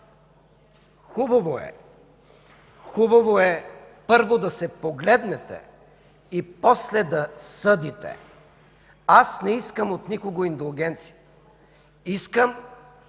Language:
Bulgarian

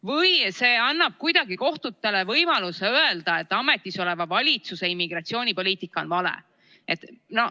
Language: Estonian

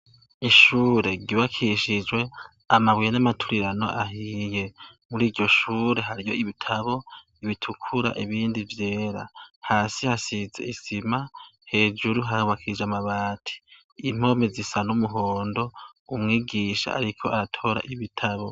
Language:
Rundi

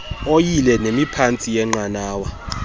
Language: Xhosa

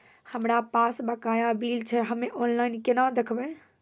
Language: Maithili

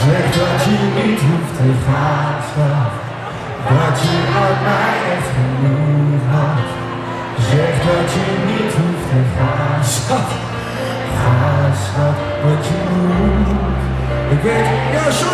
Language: Polish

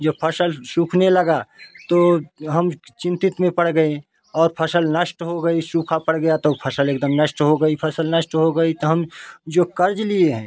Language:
Hindi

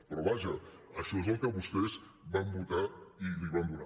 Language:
Catalan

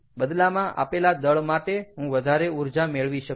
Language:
Gujarati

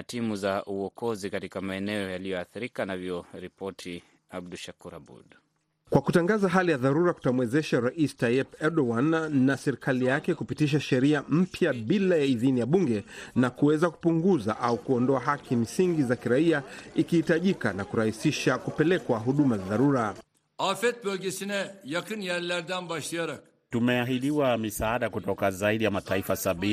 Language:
Swahili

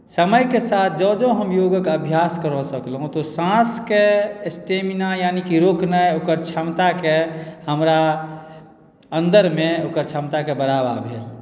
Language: Maithili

